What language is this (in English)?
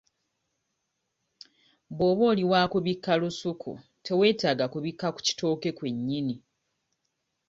Ganda